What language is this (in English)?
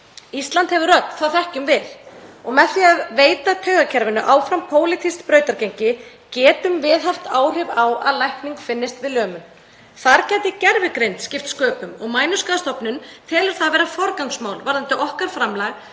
Icelandic